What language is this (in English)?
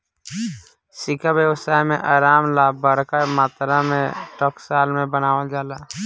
Bhojpuri